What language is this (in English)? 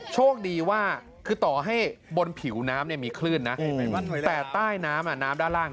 Thai